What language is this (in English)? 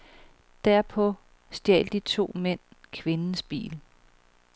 Danish